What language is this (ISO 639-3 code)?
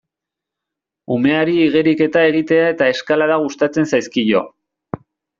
eus